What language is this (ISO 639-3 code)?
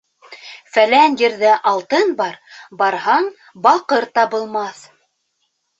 bak